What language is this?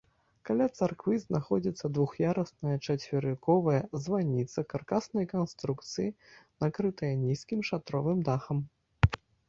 Belarusian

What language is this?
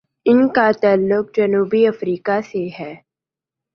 Urdu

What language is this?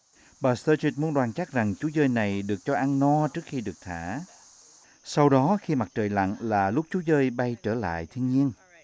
Vietnamese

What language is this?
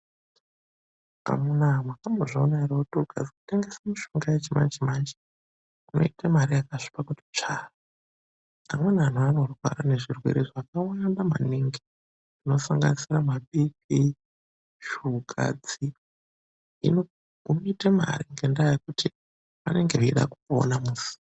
Ndau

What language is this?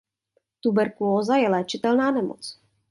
Czech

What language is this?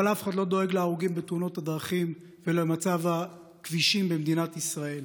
Hebrew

